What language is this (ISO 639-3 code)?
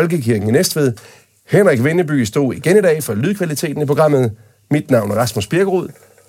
dan